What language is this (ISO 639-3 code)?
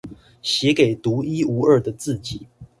zho